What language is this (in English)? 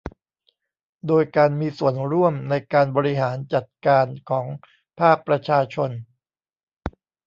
Thai